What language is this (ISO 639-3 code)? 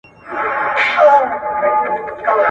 pus